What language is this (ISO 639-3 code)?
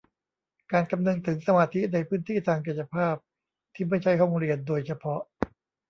tha